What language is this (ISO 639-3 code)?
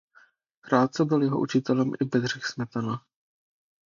ces